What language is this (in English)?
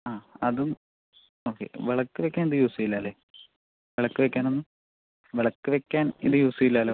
Malayalam